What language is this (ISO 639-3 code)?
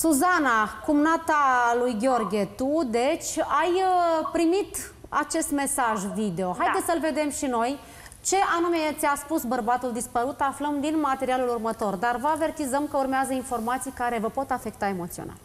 ron